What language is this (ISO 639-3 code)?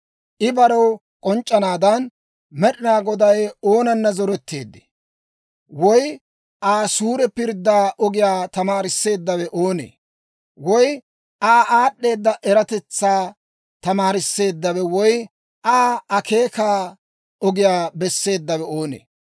dwr